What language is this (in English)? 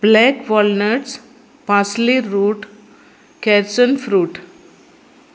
Konkani